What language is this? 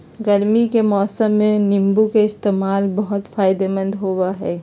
Magahi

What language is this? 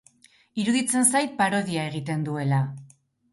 Basque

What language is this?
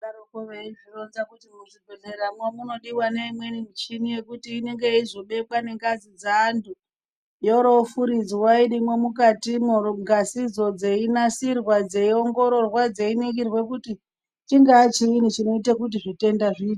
Ndau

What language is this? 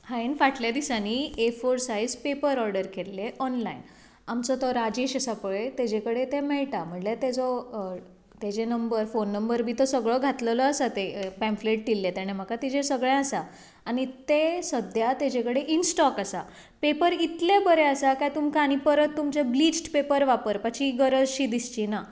Konkani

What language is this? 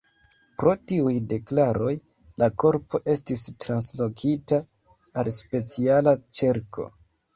Esperanto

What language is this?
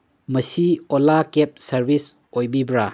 Manipuri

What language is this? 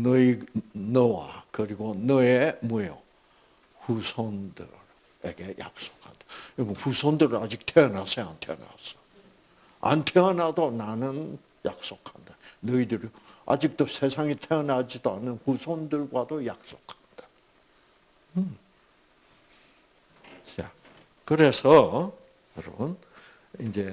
Korean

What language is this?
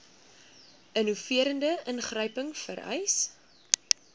Afrikaans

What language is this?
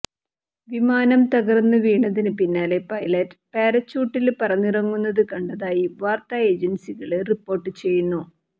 Malayalam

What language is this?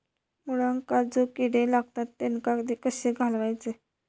Marathi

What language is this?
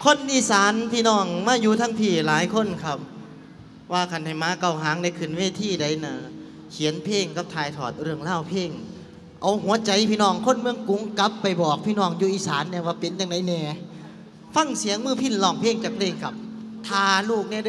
Thai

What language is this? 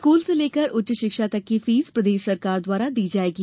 Hindi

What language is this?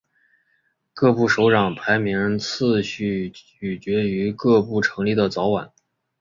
Chinese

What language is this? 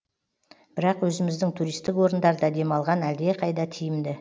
Kazakh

